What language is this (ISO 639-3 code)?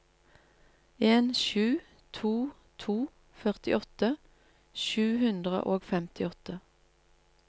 nor